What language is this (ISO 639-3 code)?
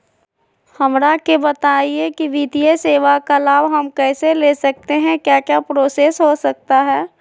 mag